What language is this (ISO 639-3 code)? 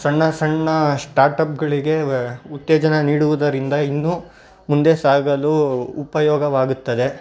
kan